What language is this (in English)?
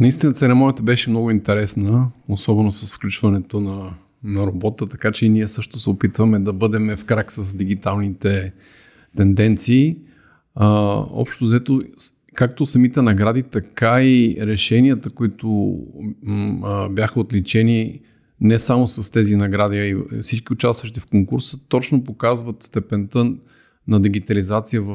Bulgarian